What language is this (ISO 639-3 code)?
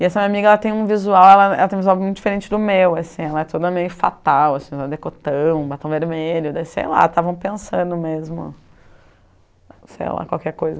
por